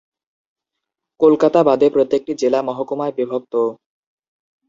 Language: Bangla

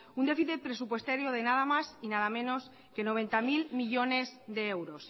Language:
Spanish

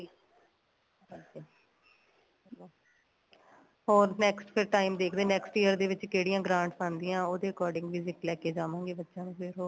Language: Punjabi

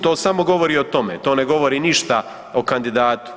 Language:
Croatian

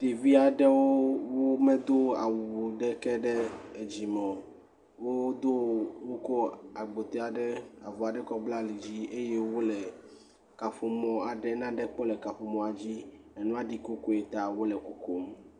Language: Ewe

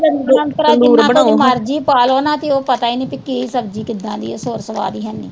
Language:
Punjabi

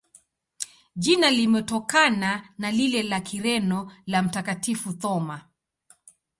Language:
Swahili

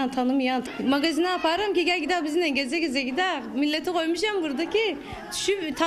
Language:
Turkish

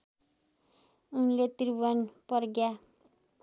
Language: Nepali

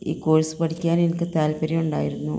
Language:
Malayalam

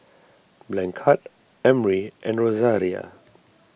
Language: English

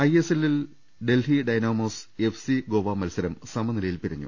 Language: Malayalam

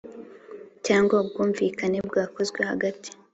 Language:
Kinyarwanda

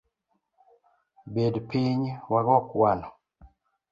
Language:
Luo (Kenya and Tanzania)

